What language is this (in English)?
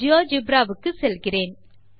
Tamil